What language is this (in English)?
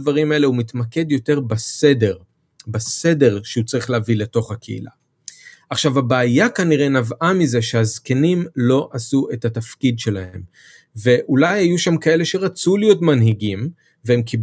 Hebrew